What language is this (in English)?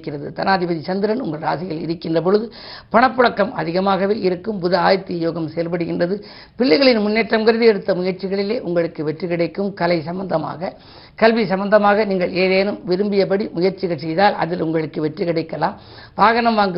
Tamil